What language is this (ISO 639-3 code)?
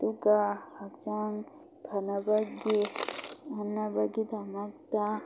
mni